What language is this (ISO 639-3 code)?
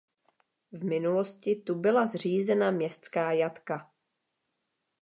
ces